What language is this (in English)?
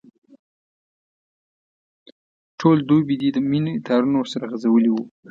Pashto